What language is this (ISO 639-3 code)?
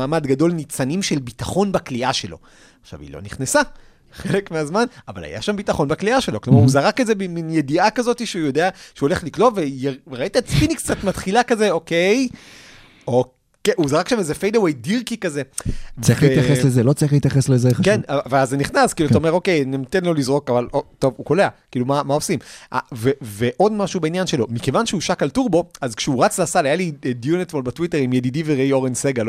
heb